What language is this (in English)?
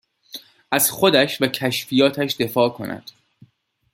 Persian